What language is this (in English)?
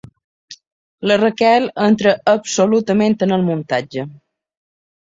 Catalan